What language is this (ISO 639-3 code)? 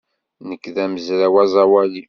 kab